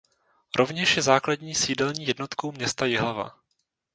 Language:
Czech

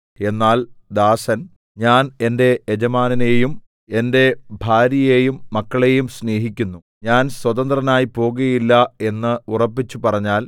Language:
Malayalam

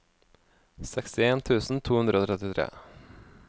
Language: Norwegian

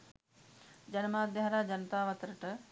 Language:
Sinhala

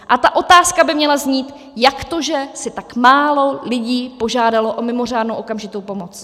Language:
Czech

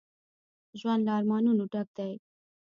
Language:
Pashto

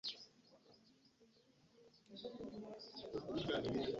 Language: Ganda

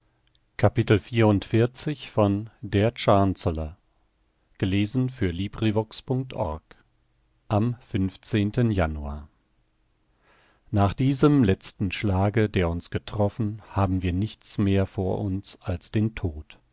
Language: German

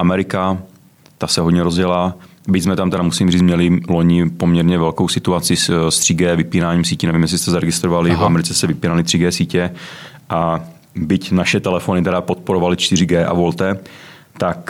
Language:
Czech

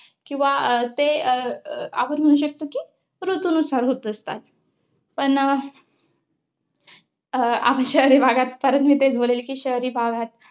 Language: Marathi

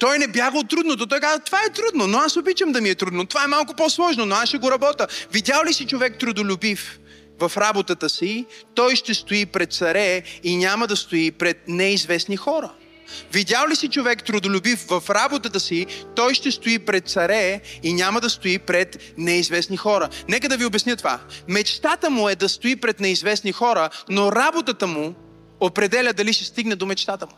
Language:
Bulgarian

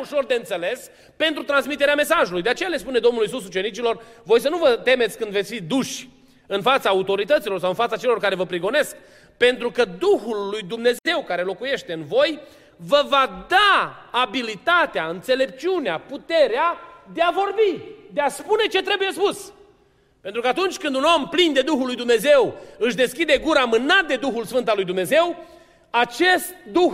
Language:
Romanian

